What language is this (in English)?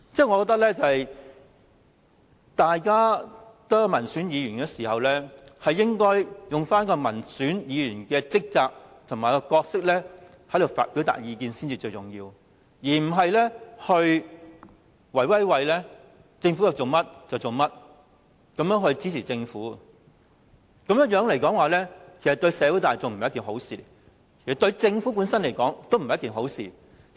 Cantonese